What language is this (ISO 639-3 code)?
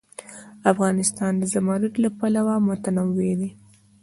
pus